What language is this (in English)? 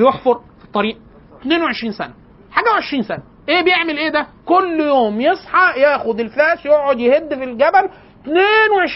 Arabic